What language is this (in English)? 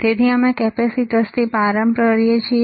Gujarati